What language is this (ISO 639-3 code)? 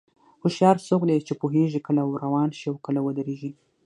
pus